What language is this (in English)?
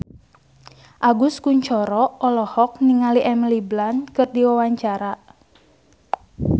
Sundanese